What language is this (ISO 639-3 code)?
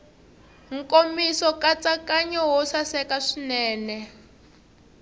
tso